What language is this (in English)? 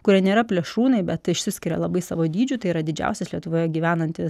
Lithuanian